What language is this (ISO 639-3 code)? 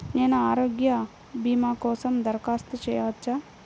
tel